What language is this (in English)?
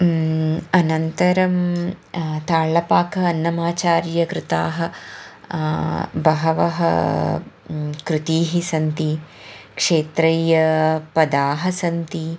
Sanskrit